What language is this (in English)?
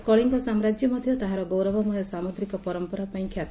Odia